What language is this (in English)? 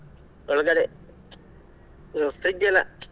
Kannada